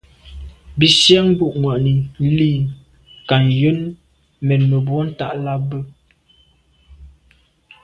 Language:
Medumba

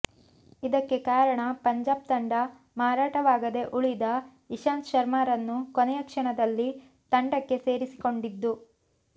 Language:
Kannada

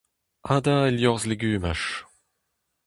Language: Breton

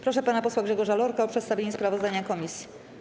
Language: Polish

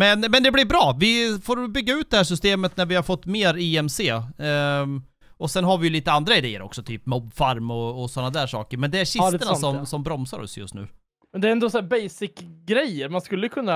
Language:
Swedish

